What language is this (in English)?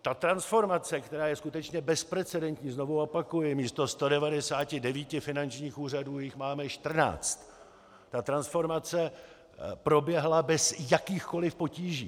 Czech